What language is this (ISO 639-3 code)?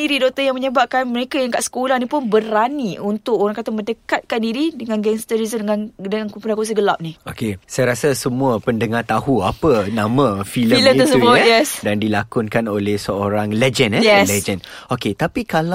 msa